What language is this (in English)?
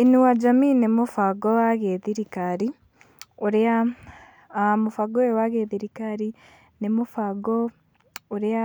Kikuyu